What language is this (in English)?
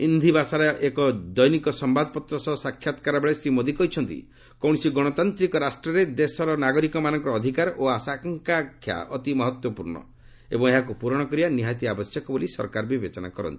Odia